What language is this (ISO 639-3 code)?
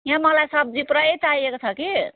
nep